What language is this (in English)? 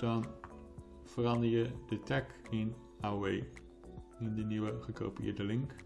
Dutch